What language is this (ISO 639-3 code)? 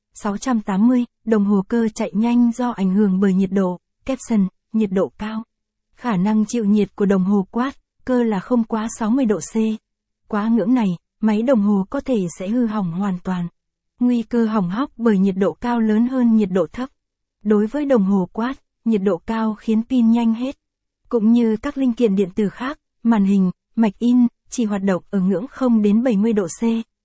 vie